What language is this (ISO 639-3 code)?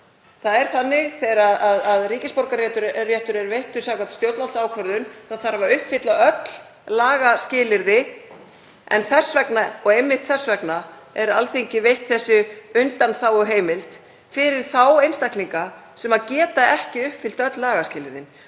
isl